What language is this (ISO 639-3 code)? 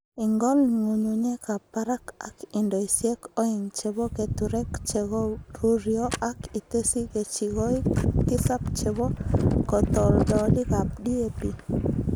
kln